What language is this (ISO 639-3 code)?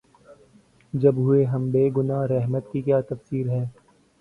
urd